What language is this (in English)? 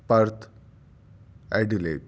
Urdu